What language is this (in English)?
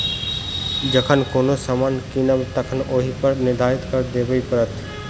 Maithili